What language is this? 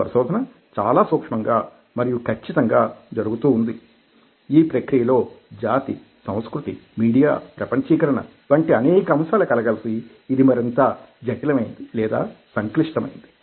Telugu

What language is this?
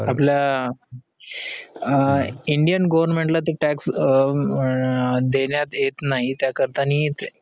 Marathi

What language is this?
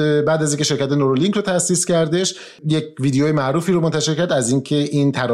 Persian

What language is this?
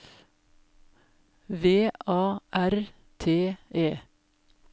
Norwegian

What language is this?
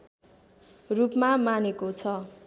Nepali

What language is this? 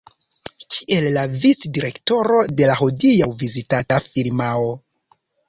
Esperanto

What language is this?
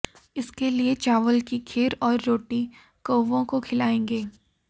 Hindi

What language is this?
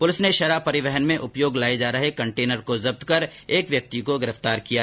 Hindi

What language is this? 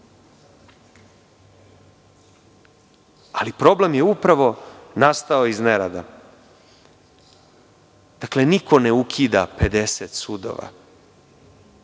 Serbian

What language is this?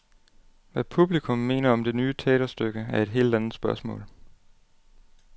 Danish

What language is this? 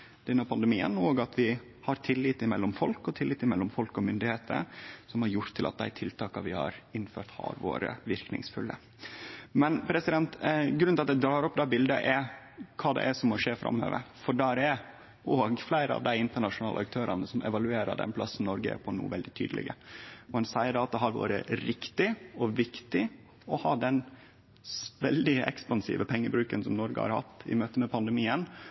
Norwegian Nynorsk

